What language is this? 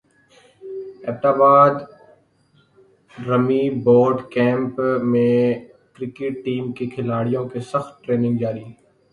Urdu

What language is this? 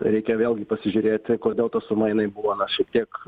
Lithuanian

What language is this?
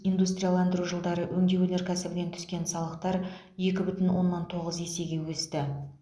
Kazakh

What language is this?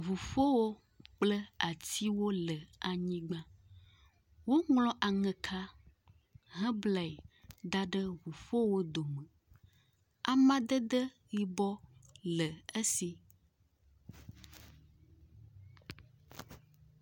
Ewe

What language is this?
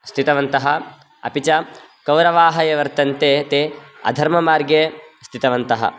Sanskrit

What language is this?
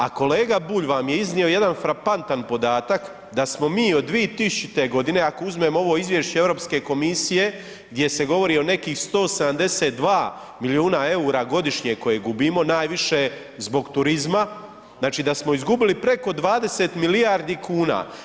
Croatian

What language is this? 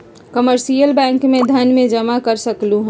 Magahi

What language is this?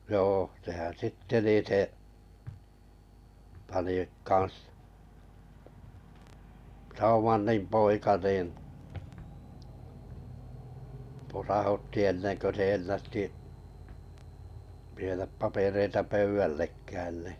Finnish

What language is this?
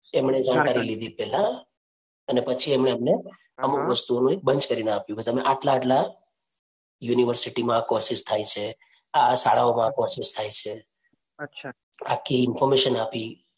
Gujarati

